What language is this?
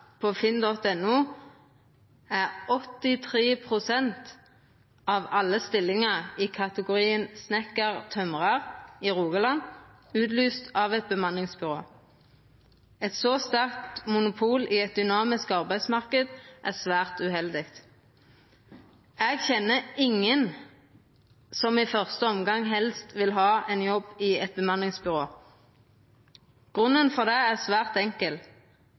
Norwegian Nynorsk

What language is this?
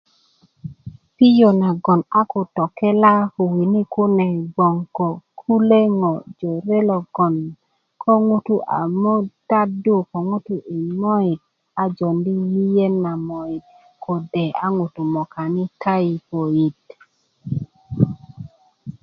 Kuku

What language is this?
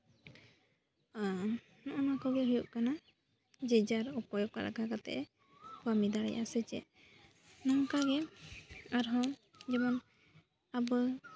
Santali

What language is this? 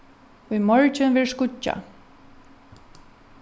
Faroese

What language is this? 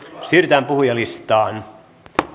Finnish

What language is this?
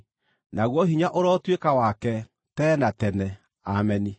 Kikuyu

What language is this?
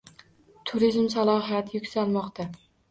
Uzbek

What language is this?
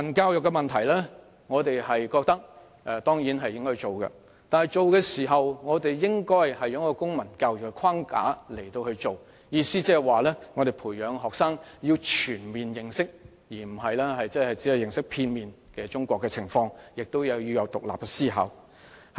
Cantonese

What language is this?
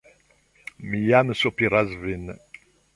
Esperanto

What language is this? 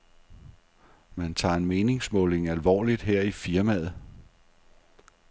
Danish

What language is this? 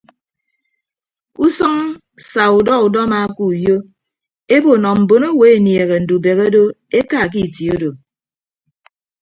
Ibibio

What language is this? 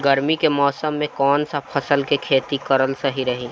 Bhojpuri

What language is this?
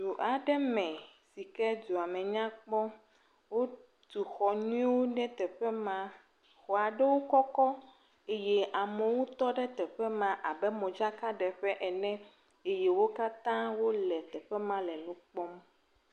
Ewe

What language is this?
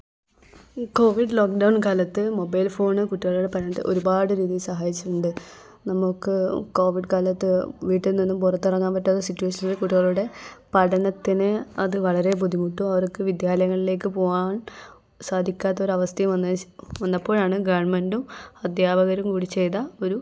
Malayalam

